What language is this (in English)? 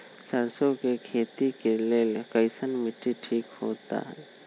Magahi